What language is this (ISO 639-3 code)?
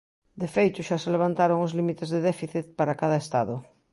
glg